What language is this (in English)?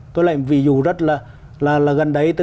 Vietnamese